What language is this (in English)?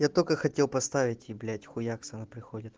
Russian